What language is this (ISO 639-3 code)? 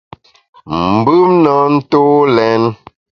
bax